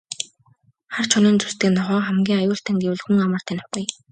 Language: Mongolian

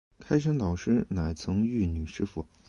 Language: Chinese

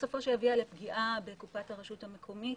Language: Hebrew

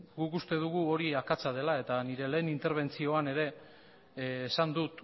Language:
Basque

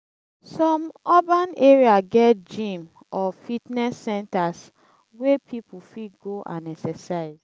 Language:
Nigerian Pidgin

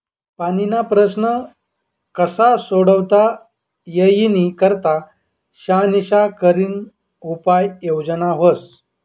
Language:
Marathi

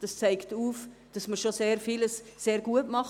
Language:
Swiss German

